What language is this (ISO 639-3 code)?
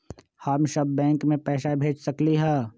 mag